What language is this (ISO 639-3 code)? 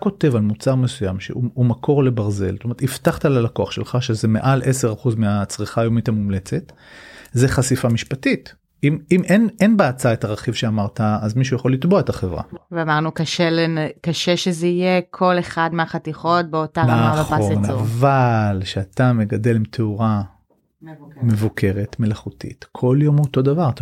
heb